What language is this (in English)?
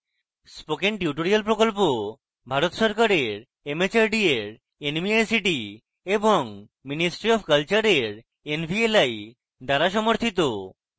Bangla